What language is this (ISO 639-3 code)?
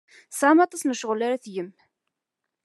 kab